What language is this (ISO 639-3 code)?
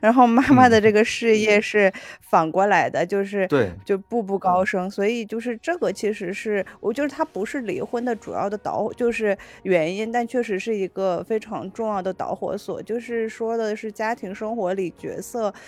zho